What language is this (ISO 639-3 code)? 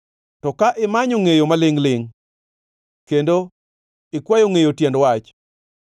luo